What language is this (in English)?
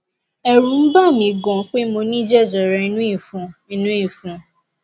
Yoruba